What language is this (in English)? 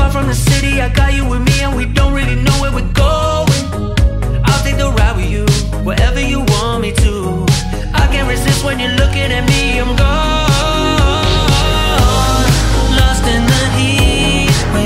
Russian